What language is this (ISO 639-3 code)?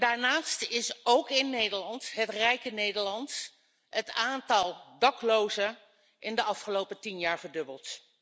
nld